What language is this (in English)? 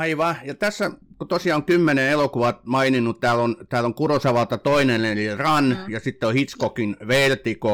Finnish